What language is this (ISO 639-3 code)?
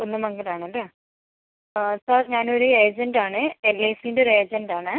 mal